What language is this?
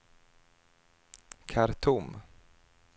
Swedish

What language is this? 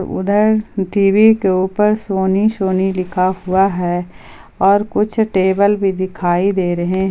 Hindi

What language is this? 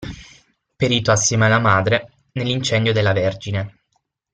Italian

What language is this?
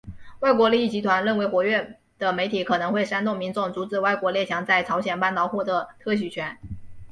Chinese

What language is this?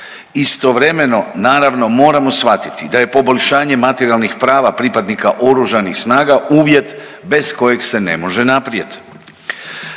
Croatian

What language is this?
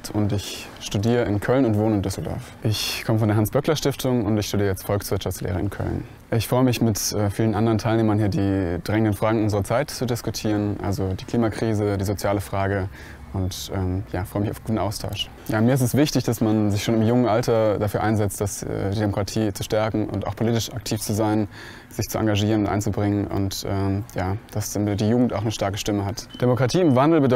German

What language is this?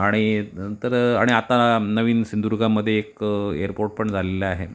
Marathi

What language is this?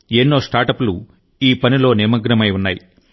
Telugu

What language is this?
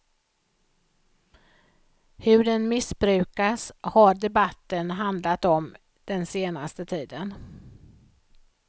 Swedish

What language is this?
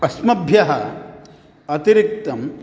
Sanskrit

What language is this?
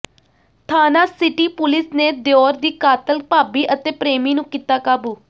Punjabi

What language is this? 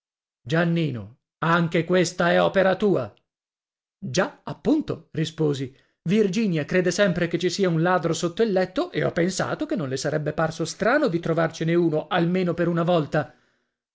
Italian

